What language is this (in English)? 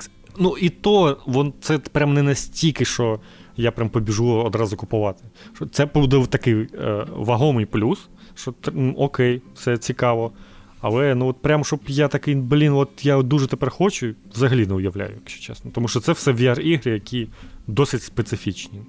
Ukrainian